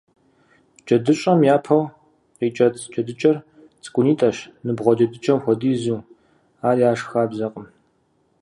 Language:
Kabardian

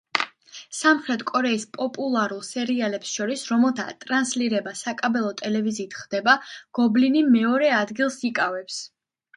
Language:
Georgian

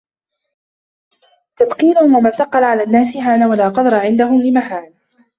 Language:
Arabic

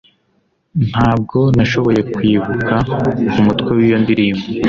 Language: Kinyarwanda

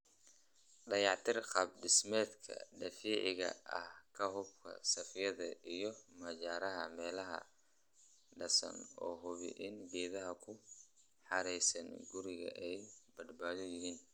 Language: Somali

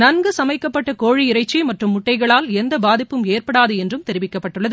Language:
Tamil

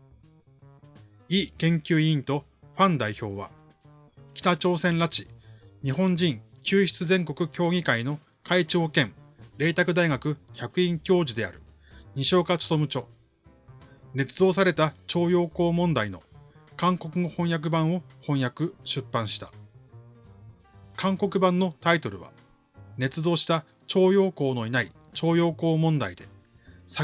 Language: Japanese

